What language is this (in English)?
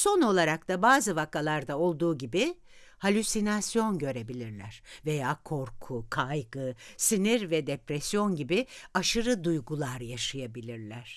Turkish